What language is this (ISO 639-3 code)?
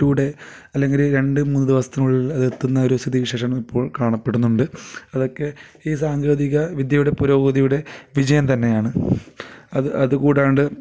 mal